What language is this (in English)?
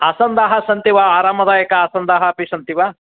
Sanskrit